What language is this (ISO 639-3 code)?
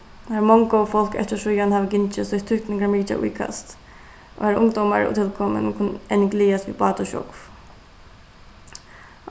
fao